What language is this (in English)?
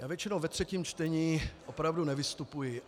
Czech